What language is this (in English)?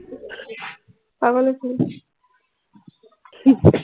Assamese